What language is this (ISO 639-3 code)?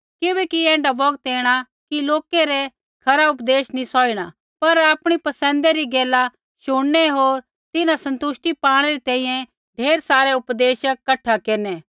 kfx